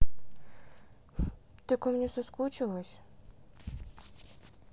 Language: Russian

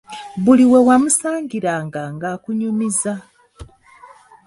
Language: Ganda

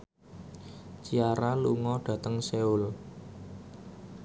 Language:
Javanese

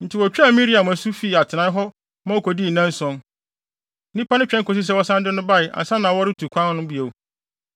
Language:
Akan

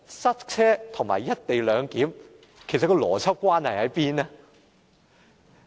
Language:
Cantonese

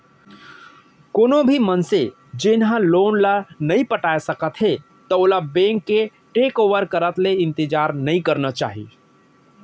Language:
Chhattisgarhi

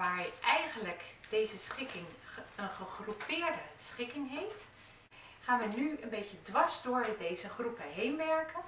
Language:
Dutch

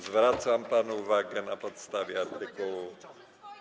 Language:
Polish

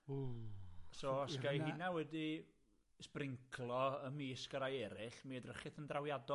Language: Welsh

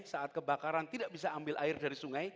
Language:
Indonesian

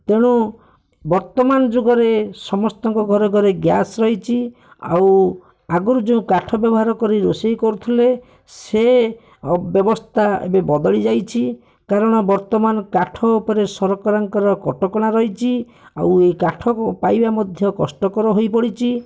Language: Odia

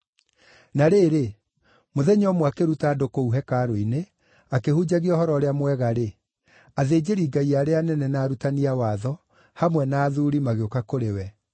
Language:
Kikuyu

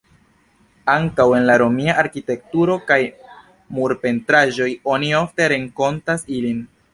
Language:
Esperanto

